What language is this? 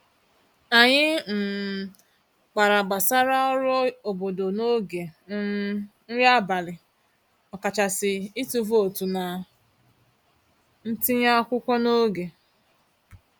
Igbo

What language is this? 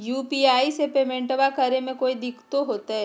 Magahi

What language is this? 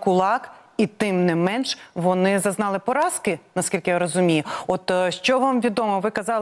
Ukrainian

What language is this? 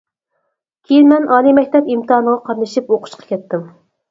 Uyghur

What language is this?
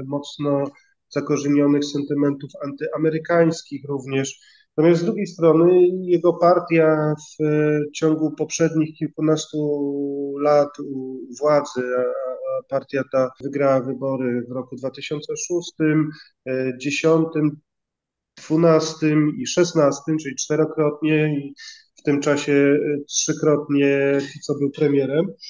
Polish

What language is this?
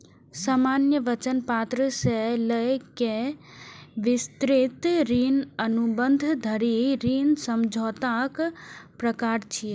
Maithili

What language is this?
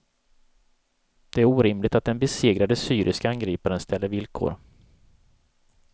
Swedish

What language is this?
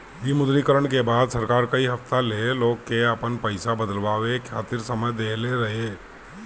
Bhojpuri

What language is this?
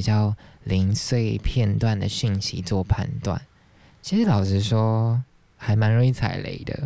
Chinese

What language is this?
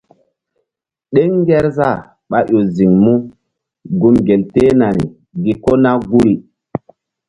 Mbum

